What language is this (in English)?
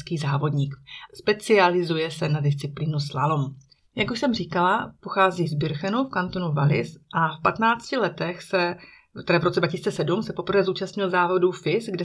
Czech